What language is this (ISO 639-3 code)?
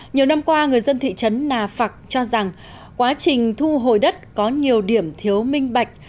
vie